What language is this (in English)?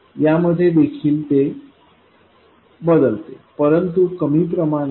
Marathi